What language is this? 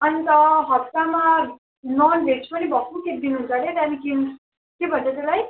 Nepali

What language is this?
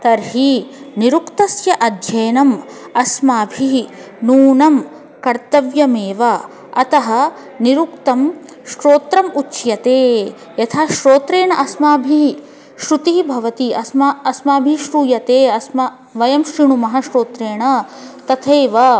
Sanskrit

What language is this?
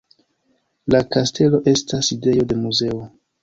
Esperanto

